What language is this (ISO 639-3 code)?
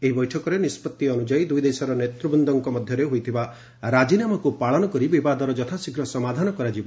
ori